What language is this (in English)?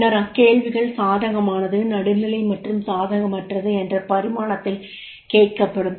Tamil